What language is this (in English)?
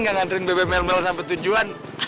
Indonesian